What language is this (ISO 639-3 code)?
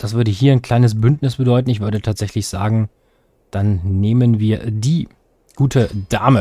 deu